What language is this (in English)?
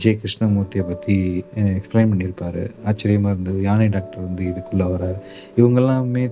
Tamil